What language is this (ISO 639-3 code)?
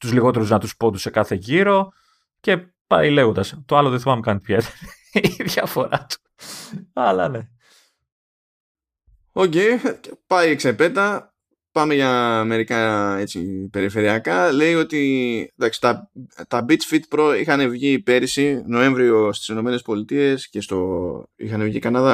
ell